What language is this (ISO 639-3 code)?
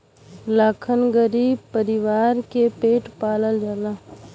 bho